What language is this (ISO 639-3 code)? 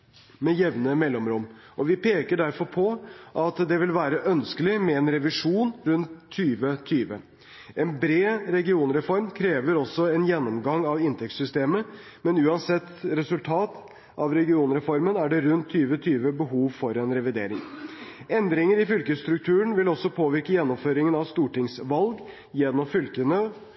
nob